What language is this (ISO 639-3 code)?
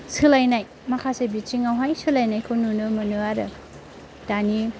brx